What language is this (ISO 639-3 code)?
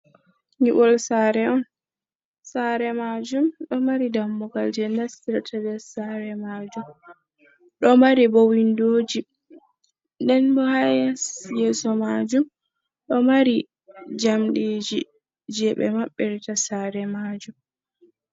ful